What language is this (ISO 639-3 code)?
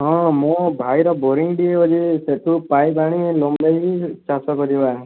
ori